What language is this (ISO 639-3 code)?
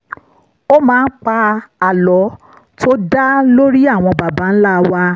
yor